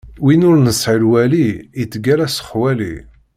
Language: Kabyle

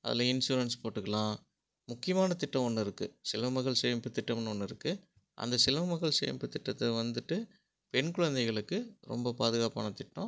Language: Tamil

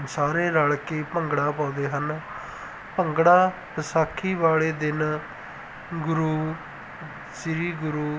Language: Punjabi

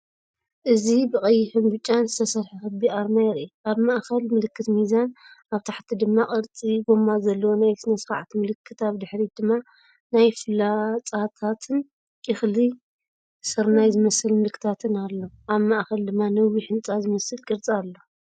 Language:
Tigrinya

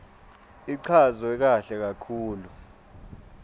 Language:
Swati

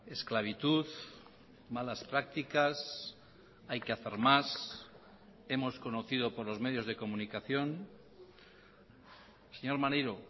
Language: Spanish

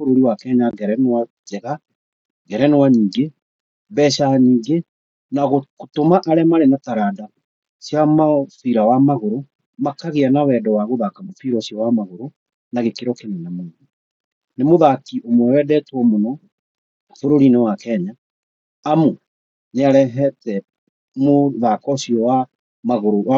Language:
Kikuyu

